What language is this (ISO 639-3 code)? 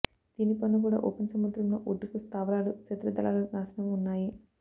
tel